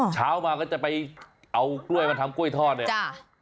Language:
Thai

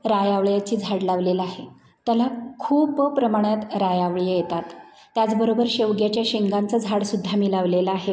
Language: Marathi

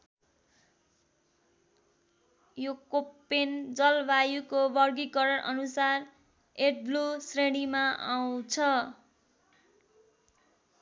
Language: Nepali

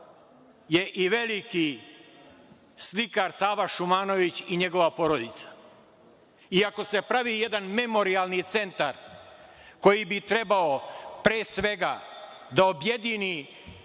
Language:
Serbian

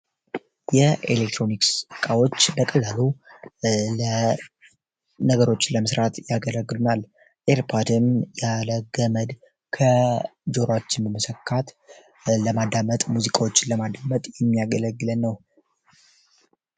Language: Amharic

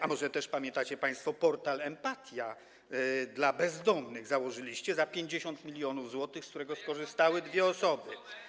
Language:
Polish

